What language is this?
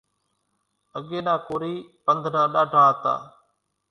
Kachi Koli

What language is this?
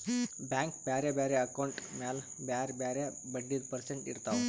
Kannada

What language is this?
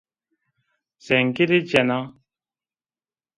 Zaza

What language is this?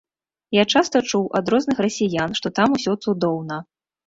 Belarusian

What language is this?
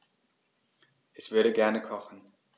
German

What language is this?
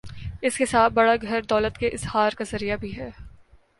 Urdu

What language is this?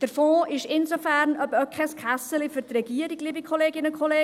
Swiss German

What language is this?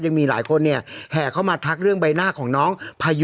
Thai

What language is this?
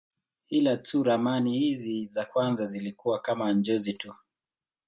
Swahili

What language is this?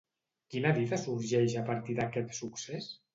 Catalan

